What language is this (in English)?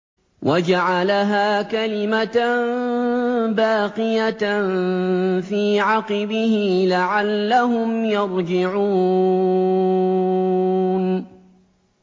Arabic